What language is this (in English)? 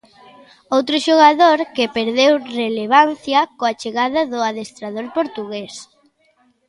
Galician